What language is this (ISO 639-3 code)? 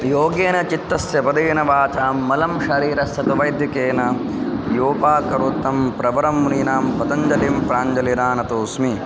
san